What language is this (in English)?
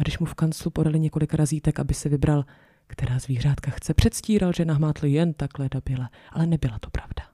Czech